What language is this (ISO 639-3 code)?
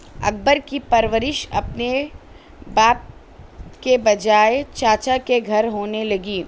urd